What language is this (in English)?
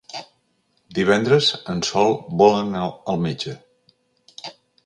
Catalan